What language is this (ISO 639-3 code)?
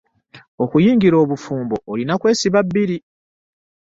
lug